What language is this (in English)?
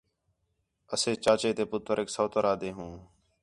Khetrani